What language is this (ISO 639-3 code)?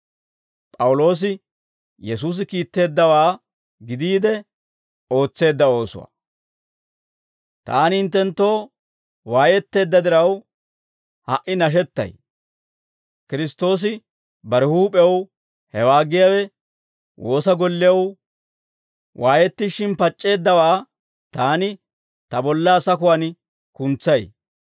dwr